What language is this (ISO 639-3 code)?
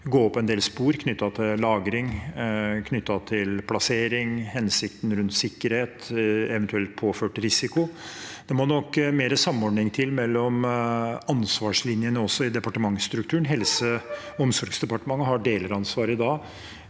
nor